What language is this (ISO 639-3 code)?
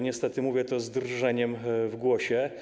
pol